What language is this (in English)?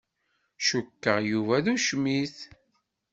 Kabyle